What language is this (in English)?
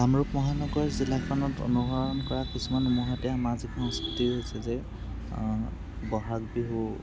Assamese